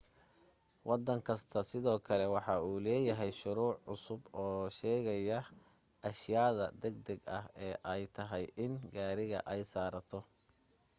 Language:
Somali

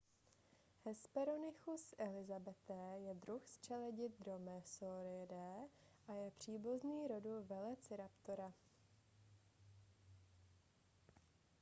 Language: Czech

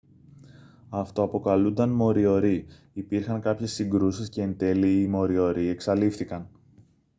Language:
Greek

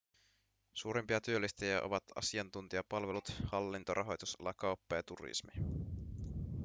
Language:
Finnish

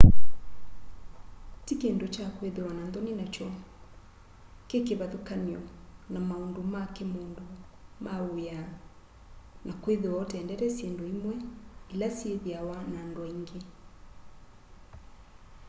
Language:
Kamba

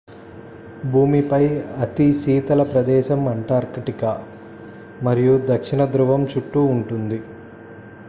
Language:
Telugu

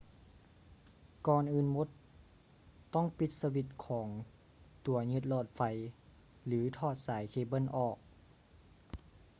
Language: Lao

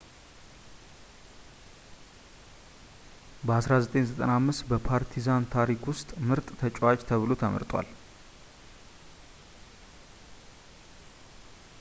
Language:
Amharic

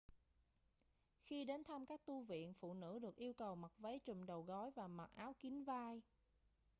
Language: Vietnamese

